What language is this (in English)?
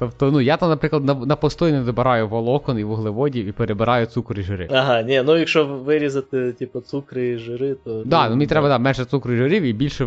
Ukrainian